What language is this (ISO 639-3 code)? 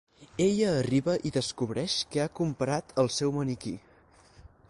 cat